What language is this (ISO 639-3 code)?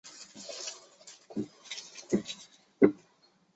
zho